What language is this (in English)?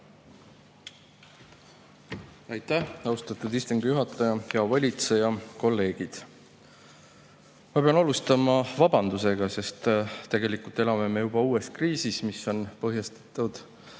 Estonian